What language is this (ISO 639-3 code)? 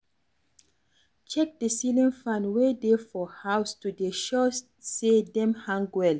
pcm